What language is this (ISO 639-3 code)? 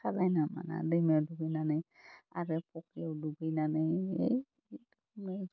brx